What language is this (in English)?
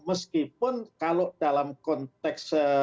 Indonesian